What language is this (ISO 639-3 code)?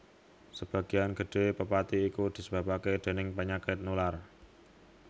jav